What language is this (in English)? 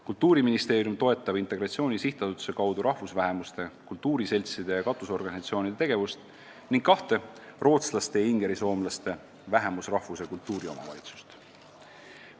Estonian